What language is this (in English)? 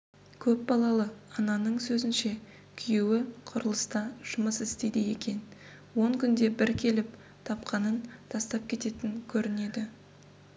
Kazakh